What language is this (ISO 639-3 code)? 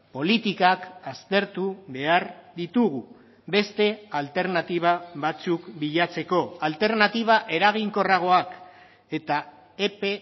eus